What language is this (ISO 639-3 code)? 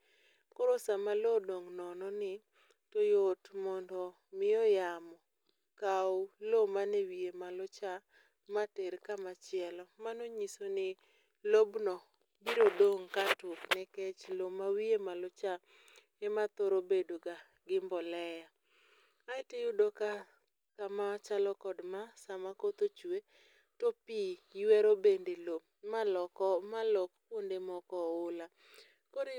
luo